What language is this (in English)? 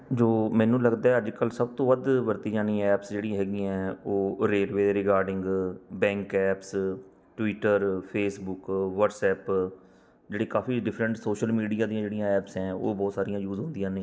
Punjabi